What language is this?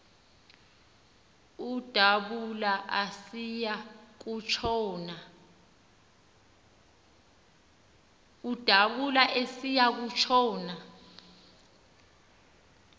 Xhosa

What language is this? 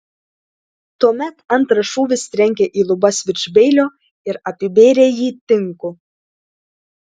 Lithuanian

